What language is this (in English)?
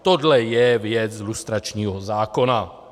Czech